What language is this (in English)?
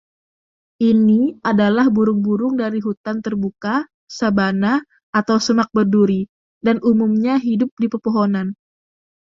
Indonesian